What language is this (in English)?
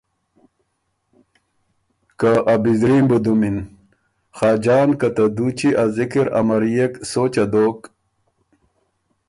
Ormuri